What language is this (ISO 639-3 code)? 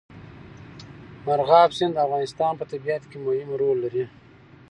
pus